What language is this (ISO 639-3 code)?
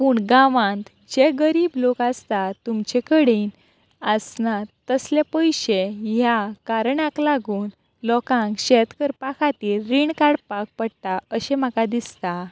kok